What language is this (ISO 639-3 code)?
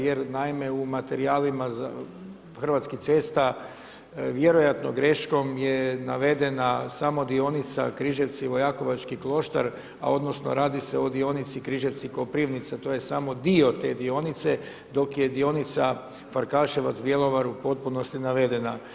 hrv